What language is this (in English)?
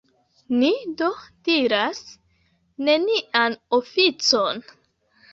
Esperanto